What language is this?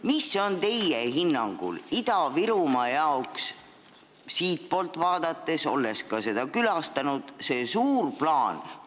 Estonian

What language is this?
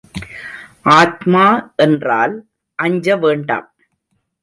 Tamil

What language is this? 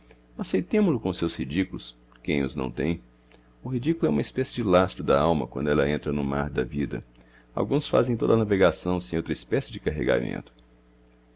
Portuguese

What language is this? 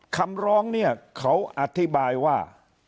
Thai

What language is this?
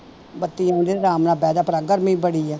Punjabi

